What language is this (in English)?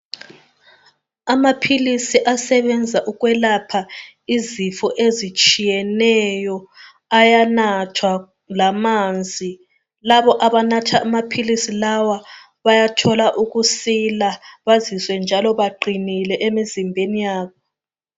North Ndebele